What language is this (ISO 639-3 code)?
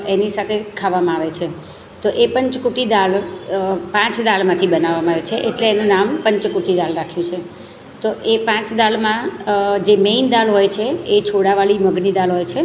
guj